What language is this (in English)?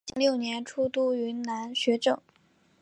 Chinese